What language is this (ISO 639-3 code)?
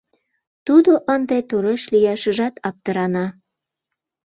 chm